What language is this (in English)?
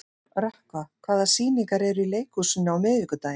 Icelandic